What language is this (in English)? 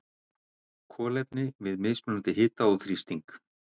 Icelandic